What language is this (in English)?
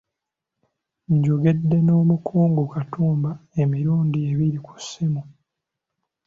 Ganda